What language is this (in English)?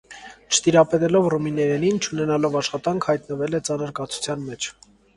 Armenian